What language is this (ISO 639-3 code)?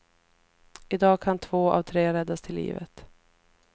swe